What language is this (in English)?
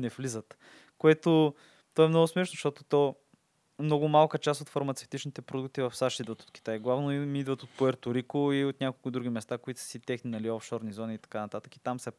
Bulgarian